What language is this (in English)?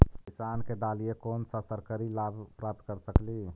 Magahi